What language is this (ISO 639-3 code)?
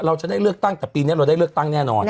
tha